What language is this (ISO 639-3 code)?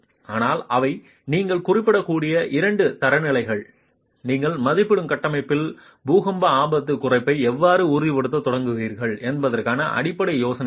tam